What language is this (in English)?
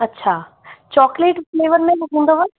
Sindhi